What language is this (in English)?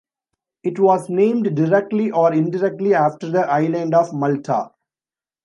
English